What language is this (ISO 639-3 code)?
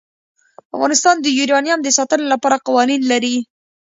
pus